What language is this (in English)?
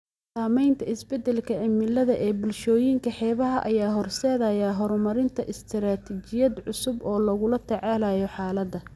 Somali